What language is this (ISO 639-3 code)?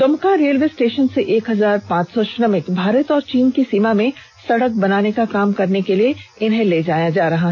hin